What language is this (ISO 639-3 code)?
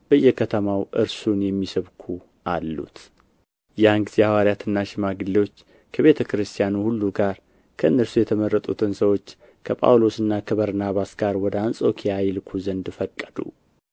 amh